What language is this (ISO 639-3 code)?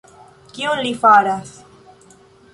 epo